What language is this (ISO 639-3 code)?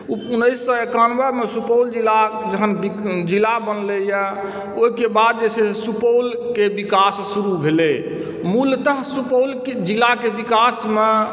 mai